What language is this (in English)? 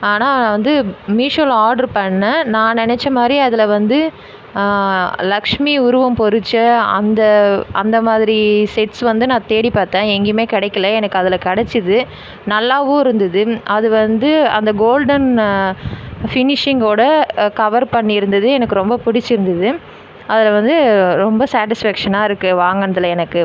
Tamil